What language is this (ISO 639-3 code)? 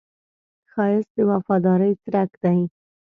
pus